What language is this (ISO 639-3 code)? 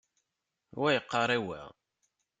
kab